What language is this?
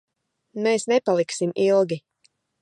Latvian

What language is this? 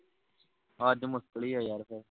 Punjabi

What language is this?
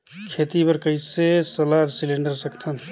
Chhattisgarhi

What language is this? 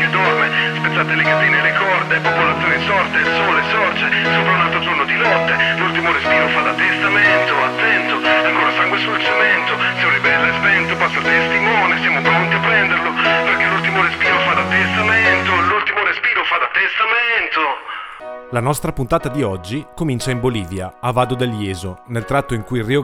Italian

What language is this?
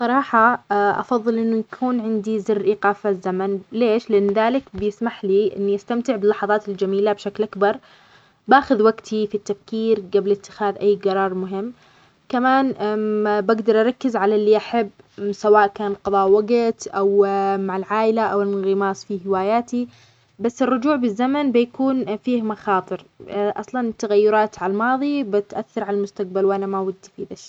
Omani Arabic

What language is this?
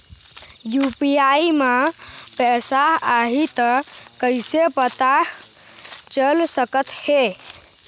Chhattisgarhi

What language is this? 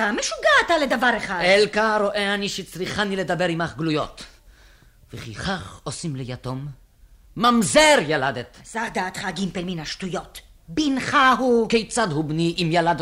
Hebrew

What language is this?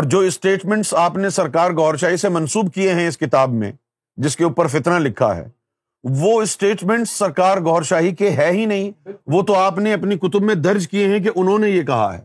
Urdu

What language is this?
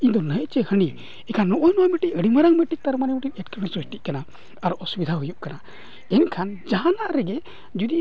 Santali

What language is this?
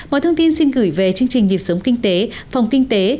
Vietnamese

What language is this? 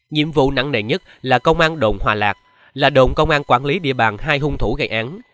Vietnamese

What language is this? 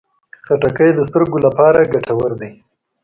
Pashto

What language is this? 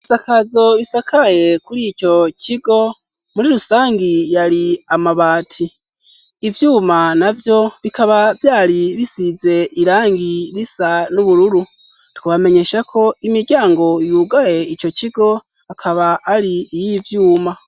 Rundi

